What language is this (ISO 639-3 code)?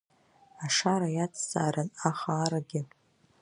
abk